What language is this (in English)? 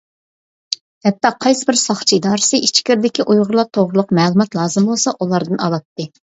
Uyghur